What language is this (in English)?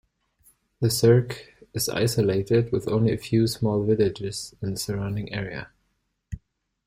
English